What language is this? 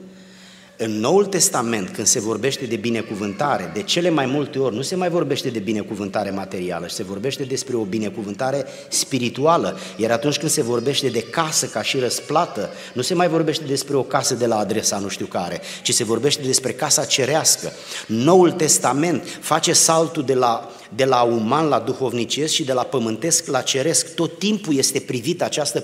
Romanian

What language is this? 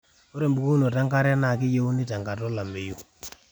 Masai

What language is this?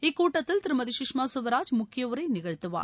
Tamil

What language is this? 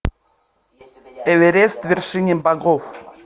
Russian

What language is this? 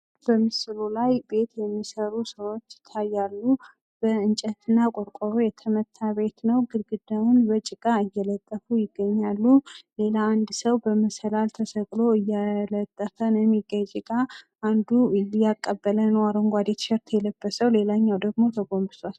Amharic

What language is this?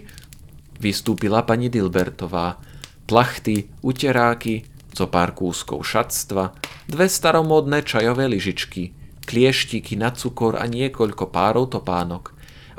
Slovak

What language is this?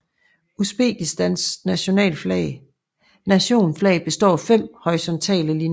Danish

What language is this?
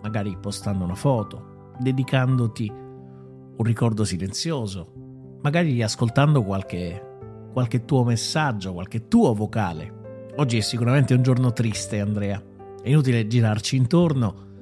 Italian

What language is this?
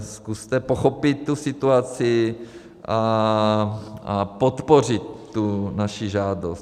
Czech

